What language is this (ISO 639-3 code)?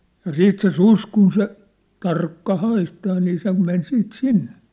fin